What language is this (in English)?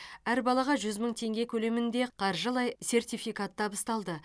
Kazakh